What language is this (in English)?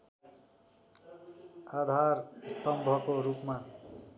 Nepali